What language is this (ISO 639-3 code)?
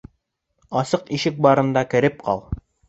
bak